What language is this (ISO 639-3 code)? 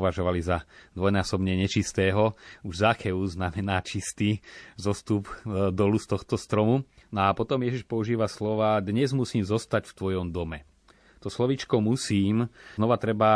slk